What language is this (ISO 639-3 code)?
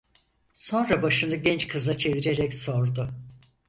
tur